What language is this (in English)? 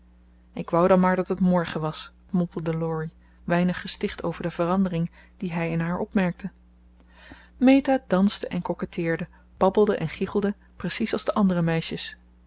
Dutch